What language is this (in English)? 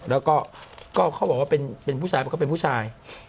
Thai